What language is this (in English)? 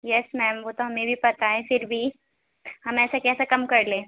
Urdu